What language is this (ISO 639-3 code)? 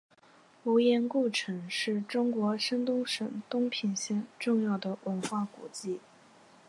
zho